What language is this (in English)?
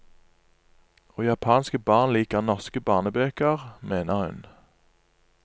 Norwegian